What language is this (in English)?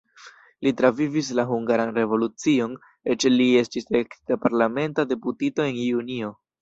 Esperanto